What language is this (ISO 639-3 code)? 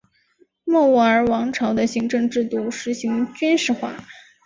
zho